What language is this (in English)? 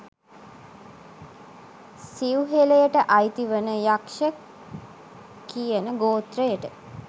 Sinhala